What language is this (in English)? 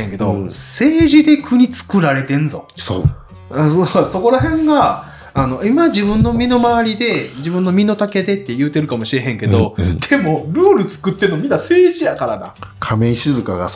Japanese